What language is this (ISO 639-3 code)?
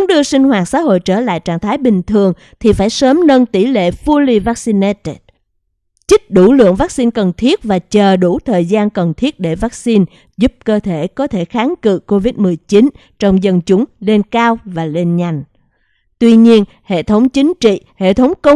vie